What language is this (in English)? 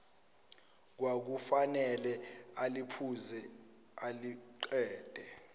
Zulu